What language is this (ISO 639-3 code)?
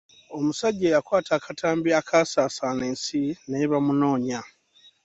lug